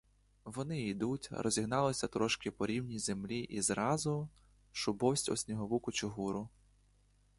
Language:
Ukrainian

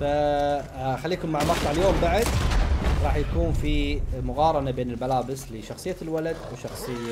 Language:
Arabic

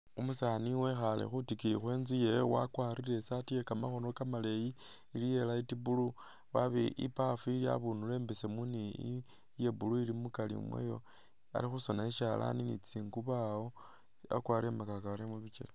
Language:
Masaaba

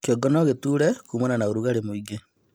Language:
Kikuyu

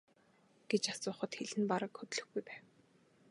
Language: Mongolian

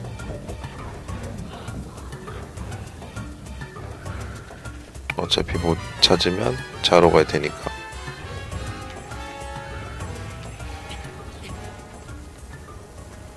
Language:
Korean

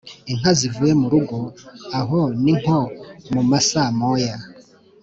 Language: Kinyarwanda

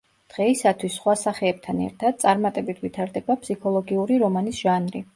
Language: Georgian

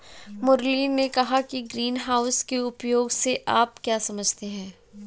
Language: Hindi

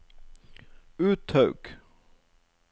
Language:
Norwegian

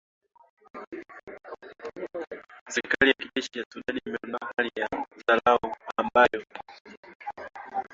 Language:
Swahili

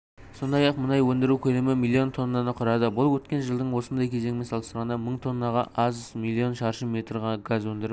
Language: Kazakh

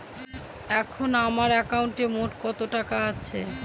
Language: Bangla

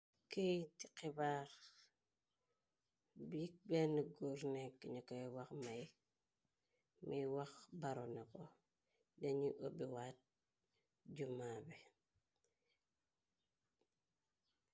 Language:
Wolof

